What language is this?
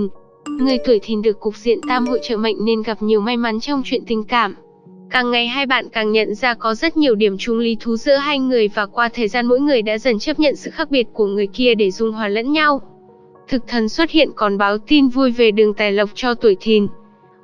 Vietnamese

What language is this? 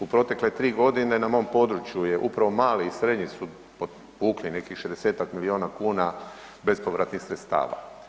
Croatian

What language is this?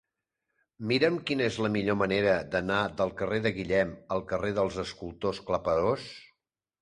Catalan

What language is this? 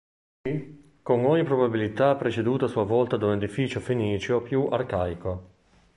Italian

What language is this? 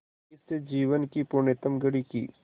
Hindi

